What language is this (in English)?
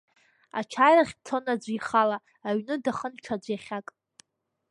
Abkhazian